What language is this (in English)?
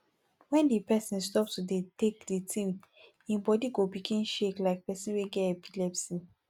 Nigerian Pidgin